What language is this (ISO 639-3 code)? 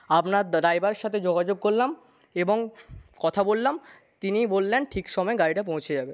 ben